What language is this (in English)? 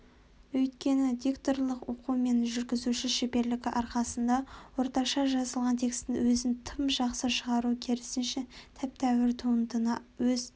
Kazakh